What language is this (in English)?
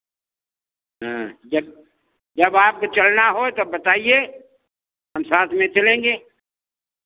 Hindi